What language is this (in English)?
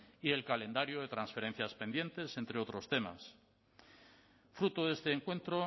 Spanish